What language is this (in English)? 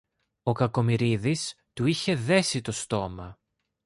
Greek